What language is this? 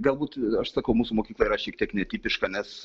Lithuanian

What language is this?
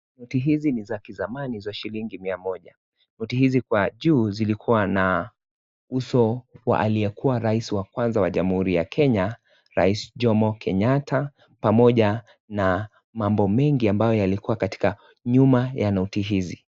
Swahili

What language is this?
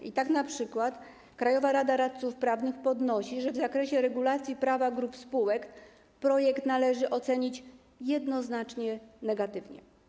Polish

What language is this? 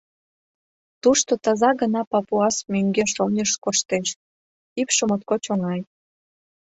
Mari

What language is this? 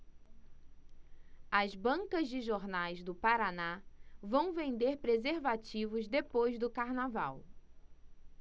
Portuguese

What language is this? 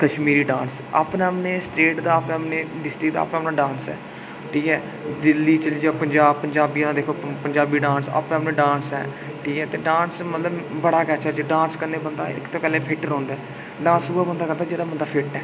Dogri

